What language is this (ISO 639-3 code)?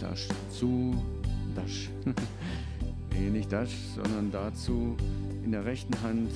deu